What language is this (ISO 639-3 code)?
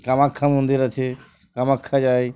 ben